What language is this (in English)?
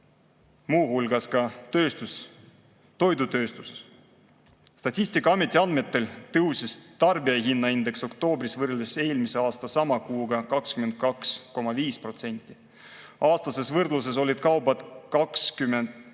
Estonian